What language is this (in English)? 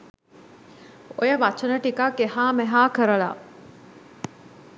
Sinhala